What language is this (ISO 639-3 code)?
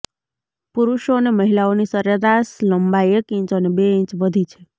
guj